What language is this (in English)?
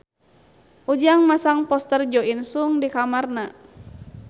Sundanese